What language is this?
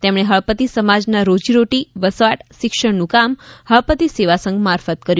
Gujarati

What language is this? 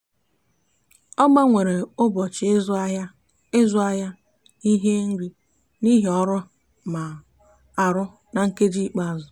Igbo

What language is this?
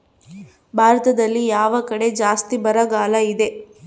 Kannada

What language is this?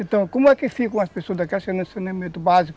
Portuguese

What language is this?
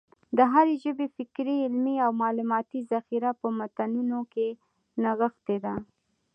Pashto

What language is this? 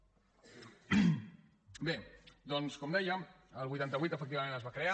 Catalan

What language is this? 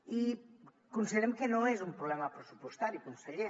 Catalan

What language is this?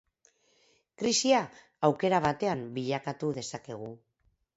Basque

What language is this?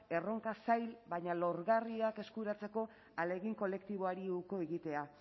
Basque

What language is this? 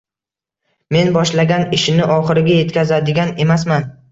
Uzbek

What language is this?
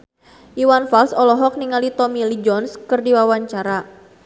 Sundanese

